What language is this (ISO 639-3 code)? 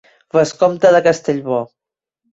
cat